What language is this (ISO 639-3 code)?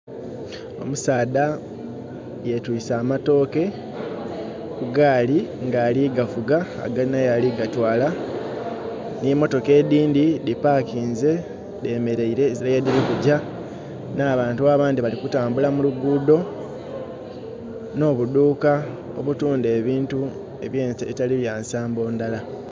xog